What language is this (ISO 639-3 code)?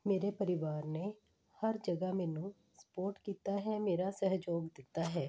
pan